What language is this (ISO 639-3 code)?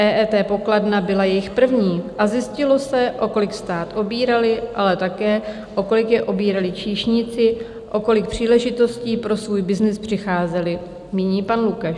ces